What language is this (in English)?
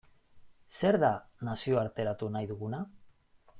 Basque